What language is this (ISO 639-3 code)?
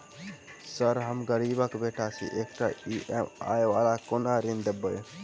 mai